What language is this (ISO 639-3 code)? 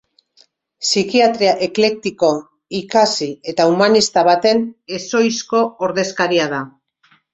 eus